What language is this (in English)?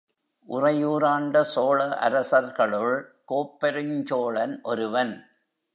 Tamil